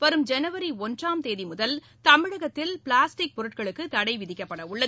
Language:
Tamil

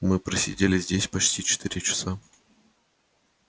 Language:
Russian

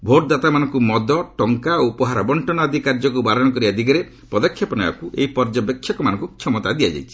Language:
Odia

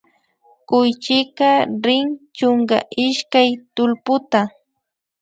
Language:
Imbabura Highland Quichua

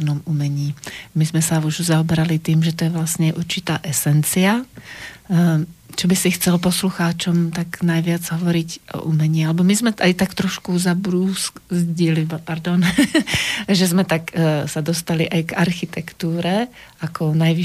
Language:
Slovak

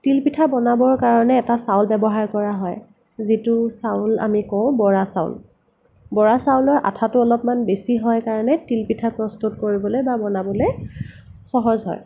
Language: Assamese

